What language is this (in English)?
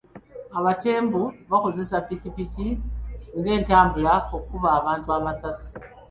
Ganda